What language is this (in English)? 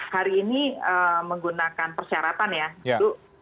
Indonesian